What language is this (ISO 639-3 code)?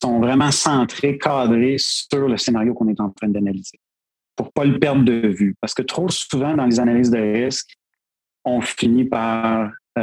fra